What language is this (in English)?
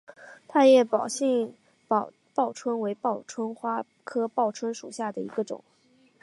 Chinese